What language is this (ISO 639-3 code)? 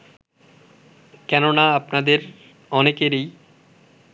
ben